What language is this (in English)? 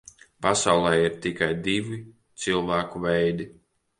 Latvian